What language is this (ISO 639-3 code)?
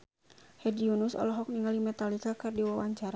sun